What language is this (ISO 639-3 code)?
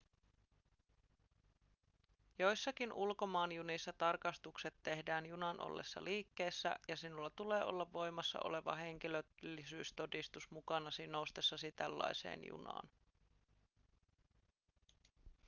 fin